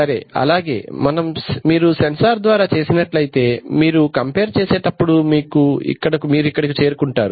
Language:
Telugu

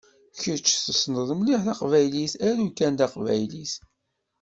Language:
Kabyle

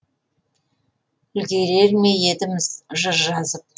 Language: Kazakh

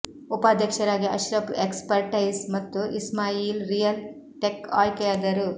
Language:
Kannada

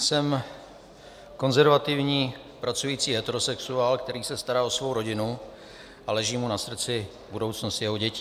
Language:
Czech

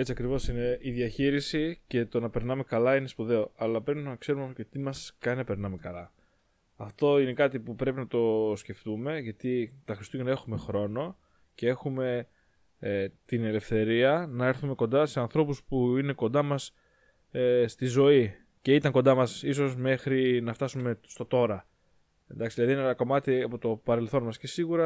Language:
Greek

